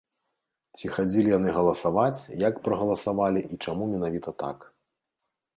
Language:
Belarusian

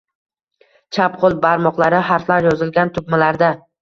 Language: Uzbek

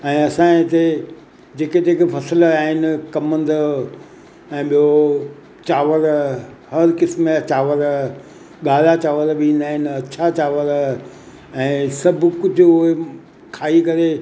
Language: Sindhi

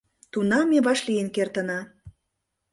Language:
Mari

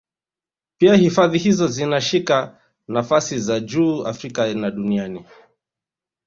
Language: Swahili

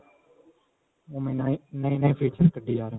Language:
Punjabi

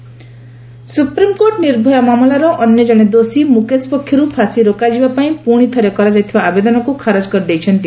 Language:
Odia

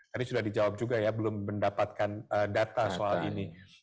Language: Indonesian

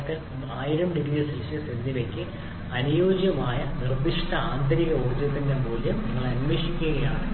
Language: Malayalam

